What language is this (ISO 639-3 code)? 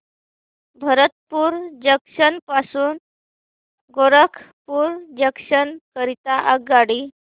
mar